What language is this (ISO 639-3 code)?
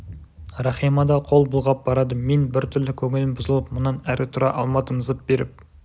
kaz